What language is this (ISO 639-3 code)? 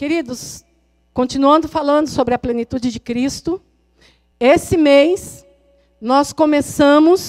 por